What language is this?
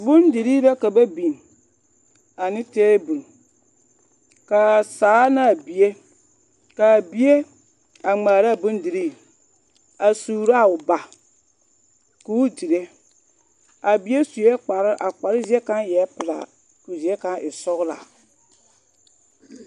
Southern Dagaare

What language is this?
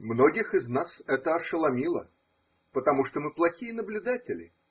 Russian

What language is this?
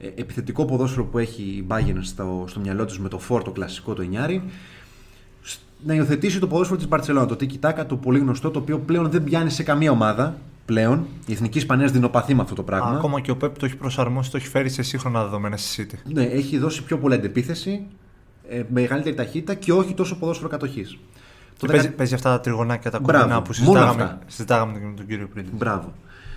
Greek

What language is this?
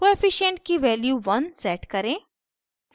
Hindi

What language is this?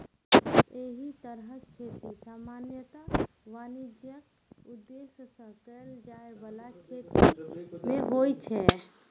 Maithili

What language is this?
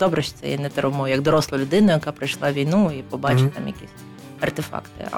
Ukrainian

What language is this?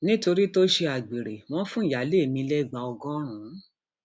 Yoruba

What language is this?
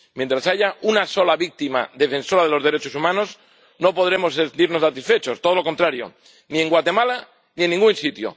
Spanish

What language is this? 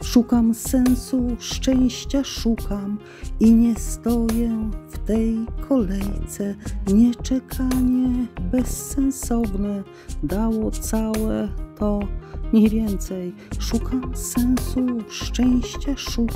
Polish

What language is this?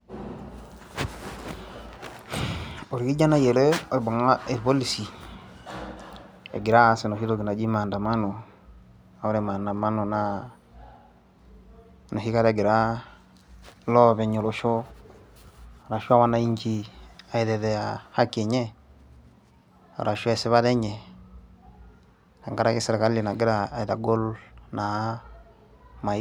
Masai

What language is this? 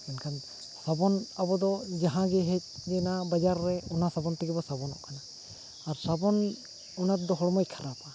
Santali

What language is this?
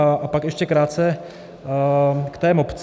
Czech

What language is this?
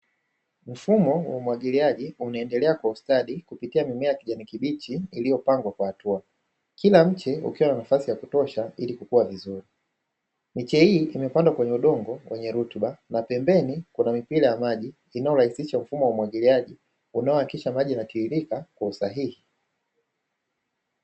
Swahili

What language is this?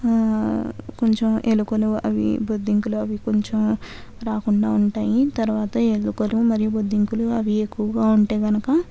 Telugu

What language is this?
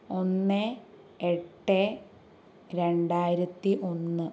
Malayalam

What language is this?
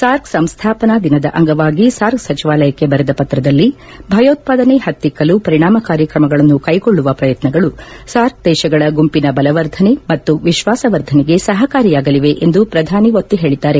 Kannada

